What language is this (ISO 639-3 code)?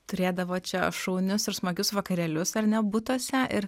lit